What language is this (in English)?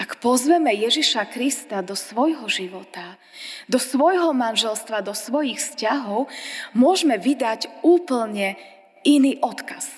Slovak